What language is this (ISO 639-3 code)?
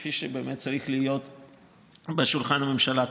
heb